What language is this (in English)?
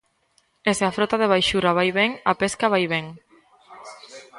Galician